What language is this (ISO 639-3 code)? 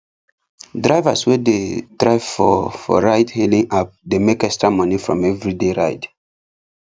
pcm